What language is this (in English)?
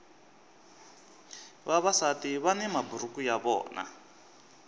Tsonga